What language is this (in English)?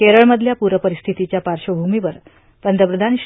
Marathi